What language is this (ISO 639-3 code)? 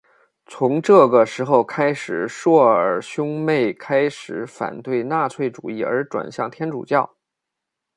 zho